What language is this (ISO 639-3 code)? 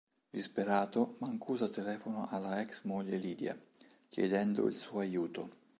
ita